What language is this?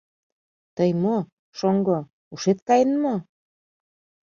Mari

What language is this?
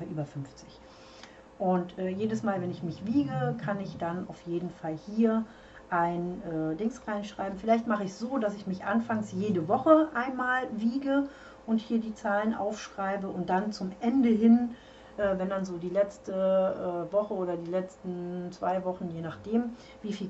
German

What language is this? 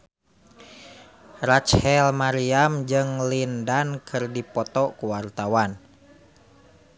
Sundanese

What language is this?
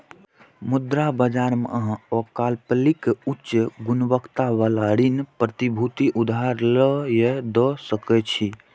Maithili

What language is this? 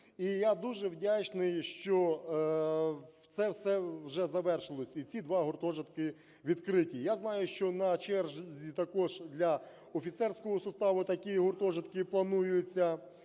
Ukrainian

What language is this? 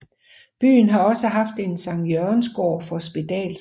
Danish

